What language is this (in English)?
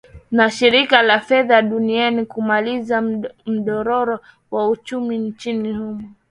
Swahili